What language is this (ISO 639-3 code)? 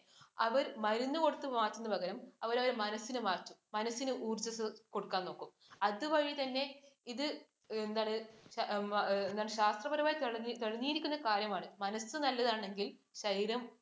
mal